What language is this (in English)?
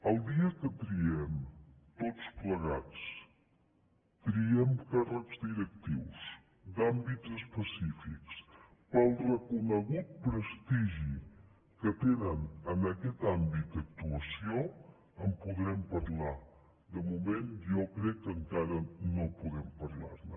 Catalan